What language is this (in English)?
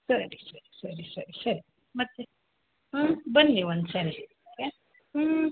Kannada